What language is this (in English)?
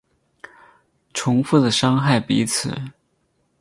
Chinese